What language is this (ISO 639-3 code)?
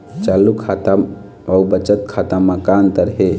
hne